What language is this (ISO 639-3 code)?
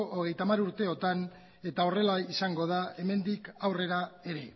eus